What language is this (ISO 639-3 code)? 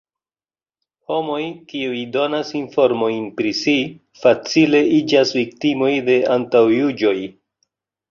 epo